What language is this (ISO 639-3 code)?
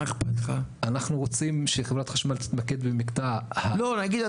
heb